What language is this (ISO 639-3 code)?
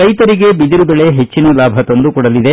kan